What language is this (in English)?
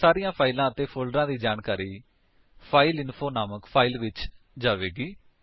Punjabi